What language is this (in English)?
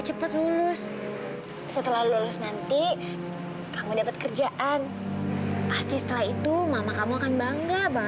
Indonesian